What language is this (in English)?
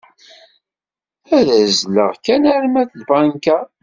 Kabyle